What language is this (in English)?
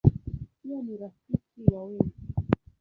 Swahili